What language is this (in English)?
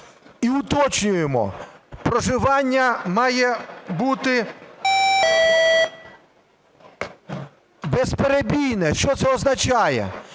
Ukrainian